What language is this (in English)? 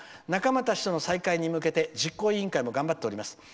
Japanese